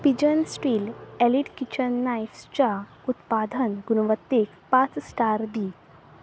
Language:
Konkani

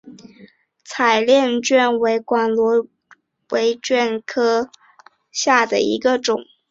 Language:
Chinese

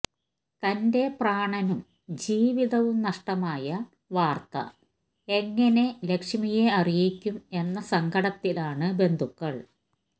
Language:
Malayalam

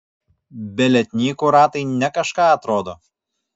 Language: Lithuanian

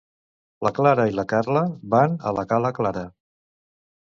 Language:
Catalan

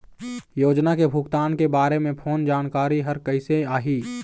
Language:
Chhattisgarhi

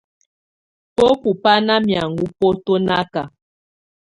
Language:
Tunen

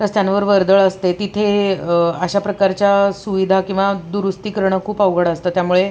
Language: Marathi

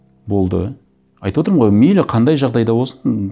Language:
Kazakh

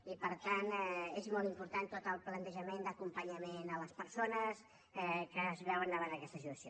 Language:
Catalan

